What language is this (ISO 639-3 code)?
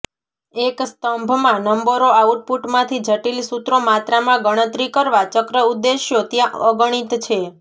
guj